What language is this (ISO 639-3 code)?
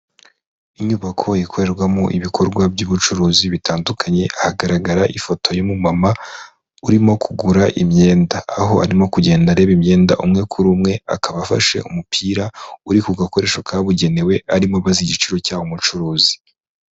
kin